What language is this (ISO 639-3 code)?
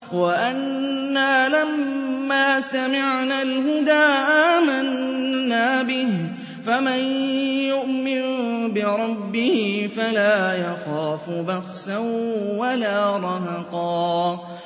ara